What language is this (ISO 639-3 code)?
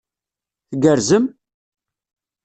kab